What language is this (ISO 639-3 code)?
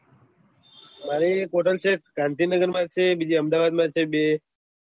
guj